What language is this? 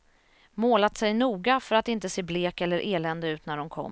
Swedish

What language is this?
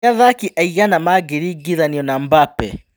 Kikuyu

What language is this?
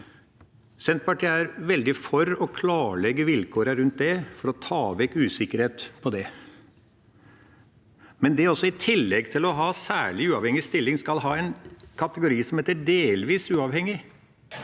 Norwegian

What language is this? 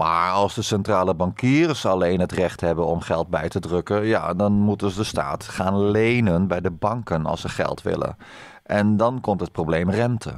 Dutch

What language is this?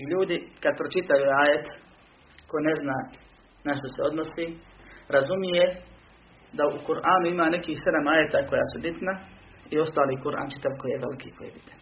Croatian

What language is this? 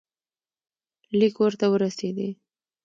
Pashto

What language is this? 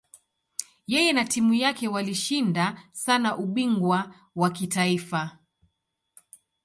Swahili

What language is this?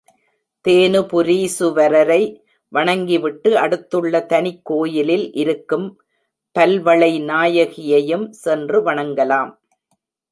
Tamil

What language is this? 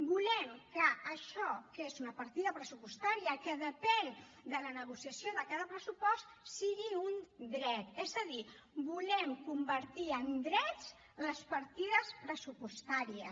Catalan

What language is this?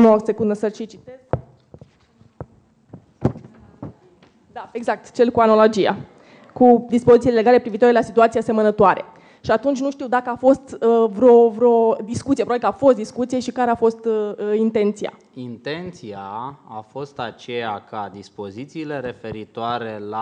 Romanian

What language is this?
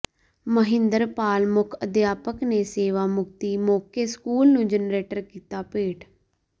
Punjabi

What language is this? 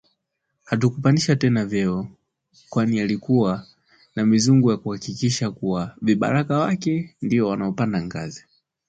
Swahili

